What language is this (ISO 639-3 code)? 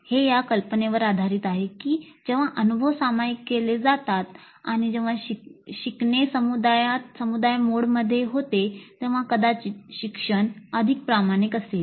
mar